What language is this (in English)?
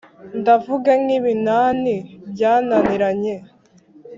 Kinyarwanda